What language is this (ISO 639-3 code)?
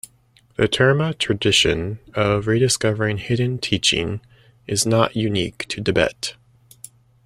eng